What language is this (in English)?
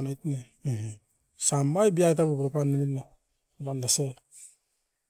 Askopan